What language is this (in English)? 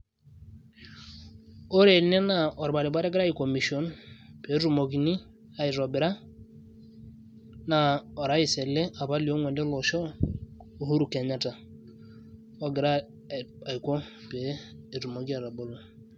Masai